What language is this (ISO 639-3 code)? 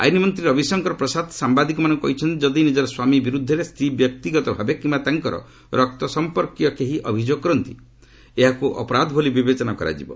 ori